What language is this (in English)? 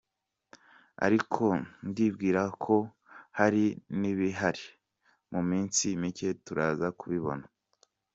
Kinyarwanda